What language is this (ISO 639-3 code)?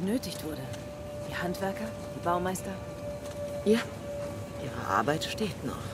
deu